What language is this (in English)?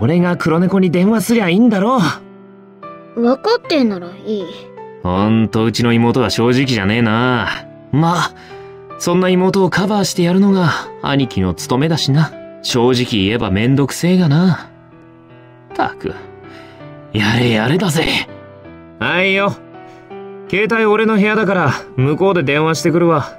Japanese